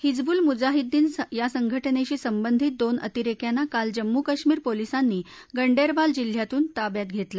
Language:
Marathi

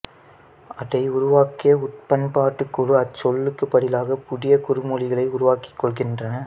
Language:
Tamil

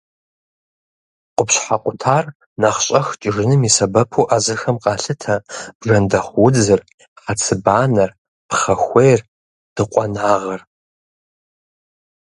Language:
Kabardian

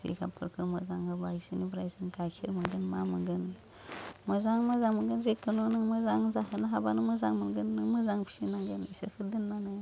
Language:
Bodo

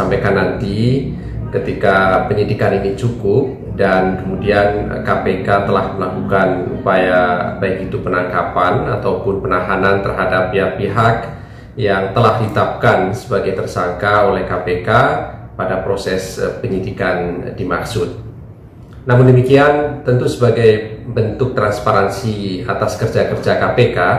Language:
Indonesian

